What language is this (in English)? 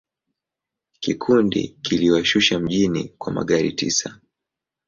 Swahili